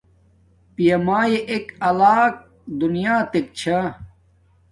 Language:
Domaaki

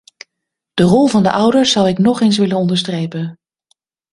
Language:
Dutch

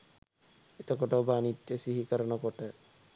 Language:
Sinhala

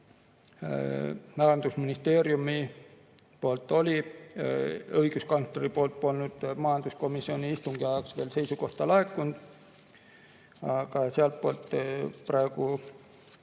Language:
Estonian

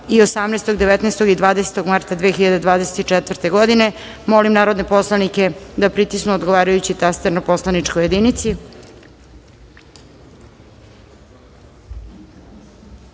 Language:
Serbian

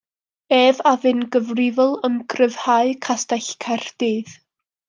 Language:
Welsh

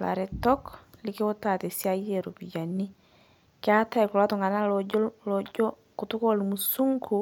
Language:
Masai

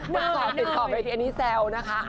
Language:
Thai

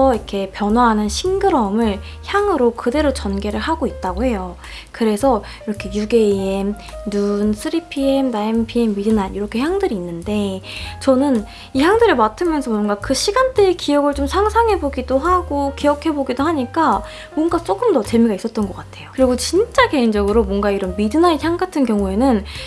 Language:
Korean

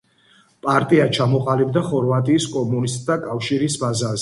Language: Georgian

